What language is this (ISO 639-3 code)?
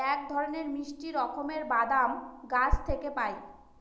ben